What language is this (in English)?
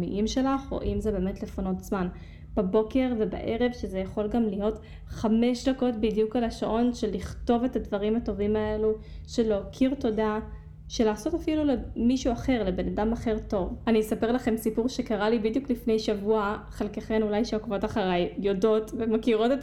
Hebrew